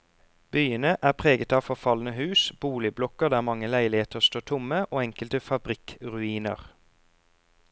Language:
Norwegian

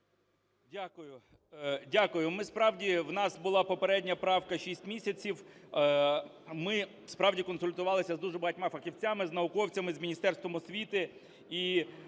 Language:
Ukrainian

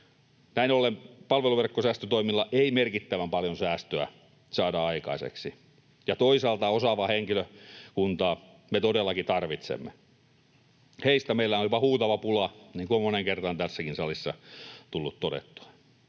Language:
Finnish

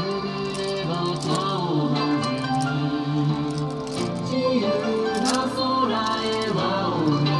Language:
Japanese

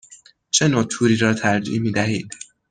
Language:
Persian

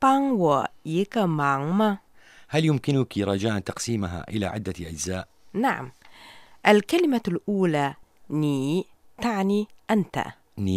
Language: Arabic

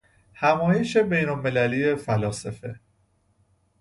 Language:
Persian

